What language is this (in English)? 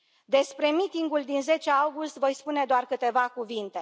Romanian